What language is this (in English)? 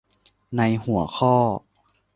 Thai